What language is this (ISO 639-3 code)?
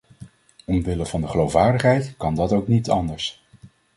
nld